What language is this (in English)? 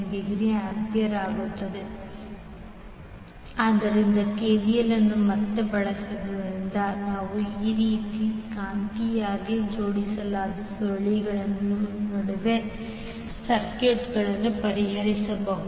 Kannada